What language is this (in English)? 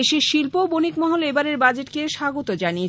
Bangla